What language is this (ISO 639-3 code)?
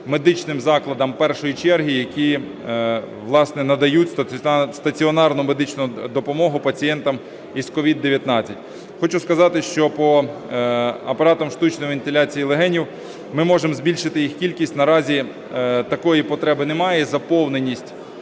ukr